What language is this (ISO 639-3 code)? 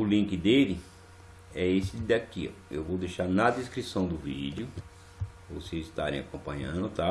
por